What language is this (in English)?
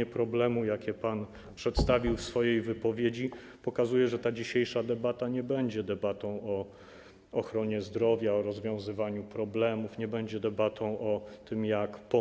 Polish